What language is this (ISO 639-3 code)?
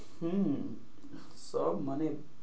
ben